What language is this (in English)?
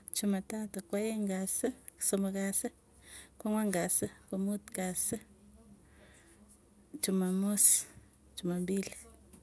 Tugen